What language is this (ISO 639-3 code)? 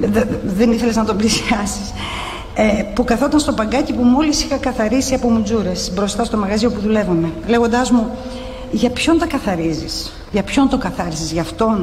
ell